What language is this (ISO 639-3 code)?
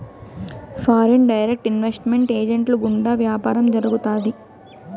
tel